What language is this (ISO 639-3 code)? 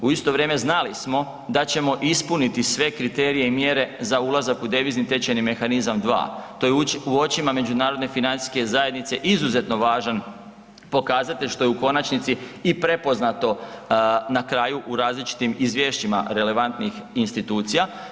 hrv